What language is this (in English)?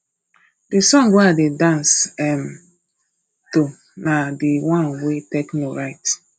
Nigerian Pidgin